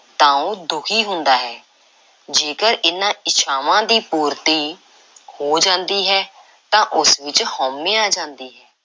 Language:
Punjabi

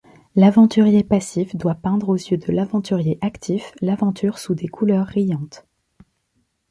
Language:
French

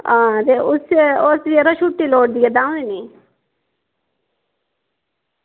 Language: Dogri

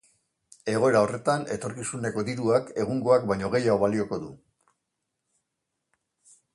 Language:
Basque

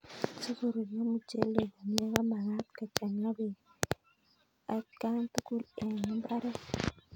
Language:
Kalenjin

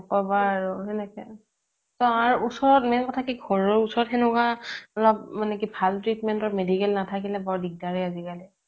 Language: Assamese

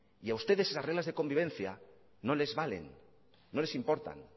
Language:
Spanish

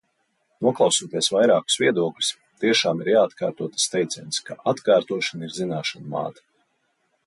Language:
Latvian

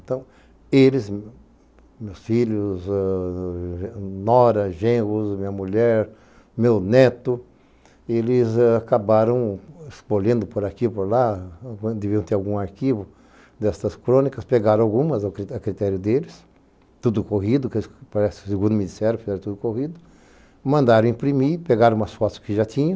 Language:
Portuguese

